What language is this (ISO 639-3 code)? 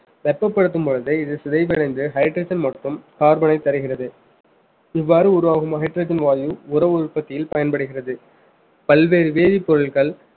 tam